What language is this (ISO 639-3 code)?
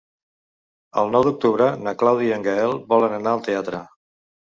cat